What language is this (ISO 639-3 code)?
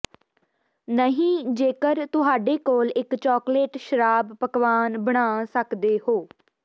pan